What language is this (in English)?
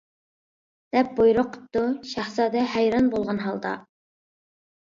Uyghur